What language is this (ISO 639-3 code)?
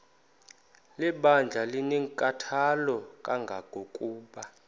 xho